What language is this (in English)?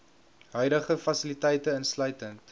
Afrikaans